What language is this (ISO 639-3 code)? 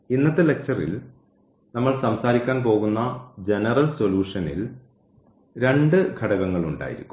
mal